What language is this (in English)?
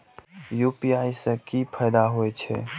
Maithili